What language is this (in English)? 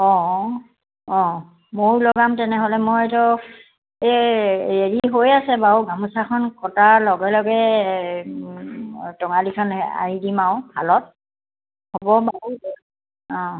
Assamese